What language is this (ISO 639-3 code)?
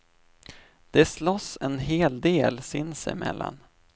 swe